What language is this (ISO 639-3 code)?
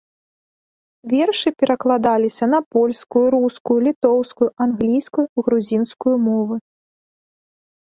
bel